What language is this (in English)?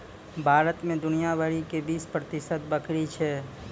Maithili